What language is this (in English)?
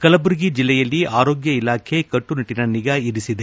Kannada